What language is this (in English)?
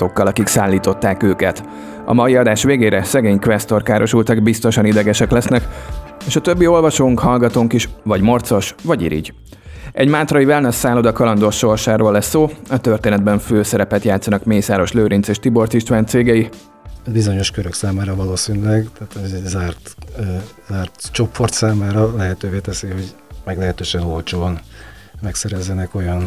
Hungarian